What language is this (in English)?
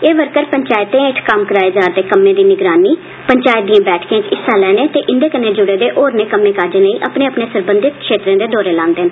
Dogri